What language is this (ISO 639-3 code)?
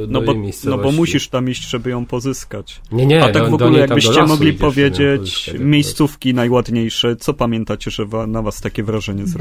pol